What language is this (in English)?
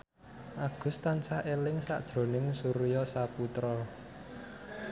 Javanese